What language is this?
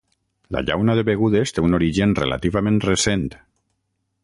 Catalan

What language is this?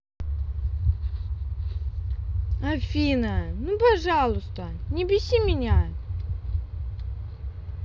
Russian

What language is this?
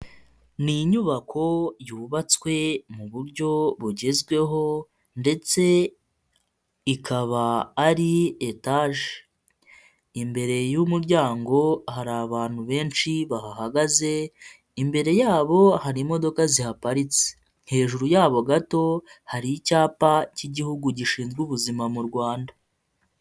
Kinyarwanda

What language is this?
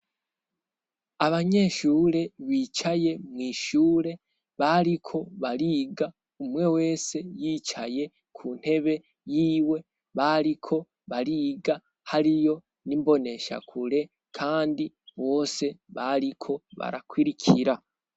Rundi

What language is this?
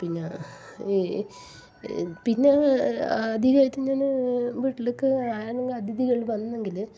Malayalam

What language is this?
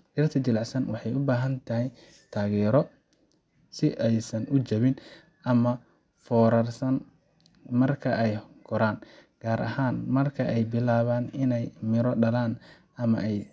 Somali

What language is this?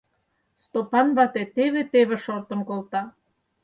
Mari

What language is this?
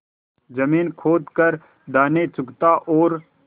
Hindi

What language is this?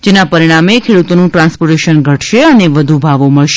Gujarati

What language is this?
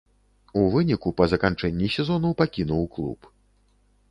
Belarusian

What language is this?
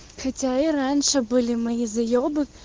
Russian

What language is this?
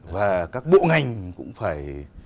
Vietnamese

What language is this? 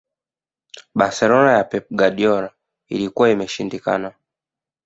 Swahili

